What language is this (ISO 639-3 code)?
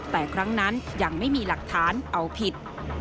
tha